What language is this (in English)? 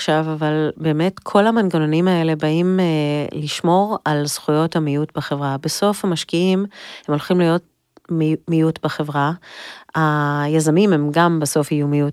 Hebrew